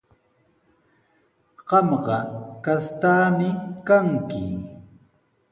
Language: Sihuas Ancash Quechua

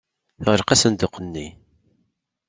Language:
Kabyle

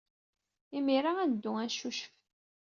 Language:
Kabyle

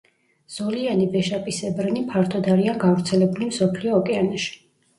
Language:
Georgian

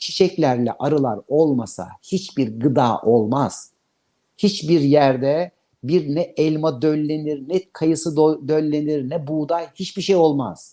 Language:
Turkish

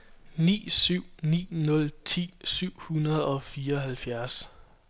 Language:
Danish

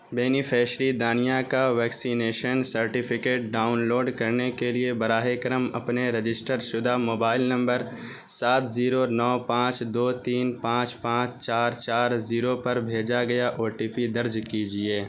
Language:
Urdu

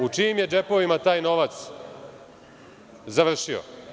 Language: Serbian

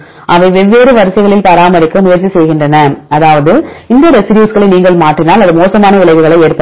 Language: Tamil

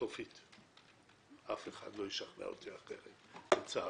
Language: Hebrew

